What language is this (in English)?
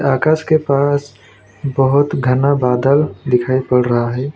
Hindi